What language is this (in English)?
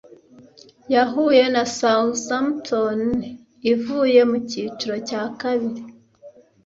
Kinyarwanda